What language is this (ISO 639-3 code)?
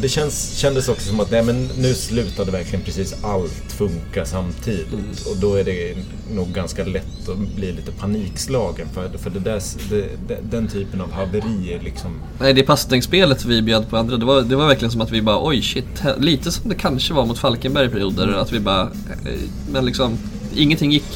swe